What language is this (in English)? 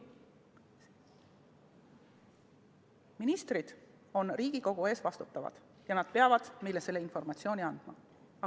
Estonian